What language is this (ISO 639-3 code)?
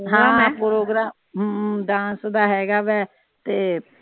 pan